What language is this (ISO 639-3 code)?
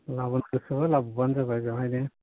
brx